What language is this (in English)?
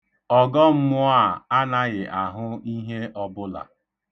Igbo